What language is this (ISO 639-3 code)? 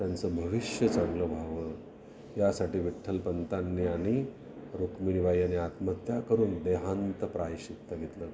mar